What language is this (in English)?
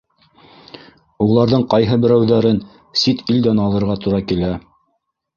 Bashkir